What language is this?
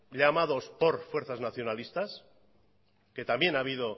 Spanish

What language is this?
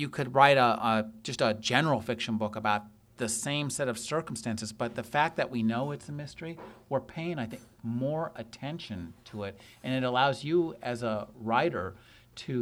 English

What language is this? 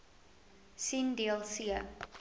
Afrikaans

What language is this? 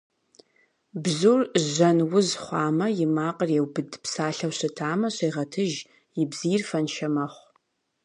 Kabardian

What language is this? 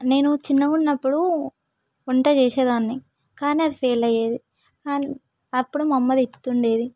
Telugu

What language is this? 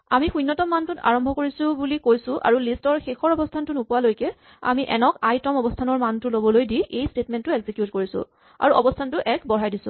Assamese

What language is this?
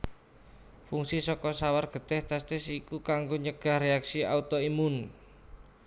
Javanese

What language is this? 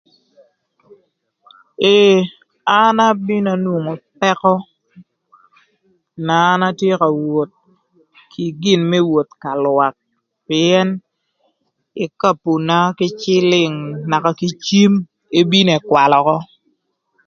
Thur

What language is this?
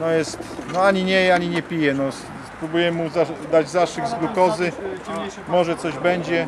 Polish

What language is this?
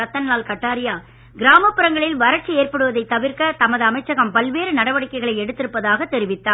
Tamil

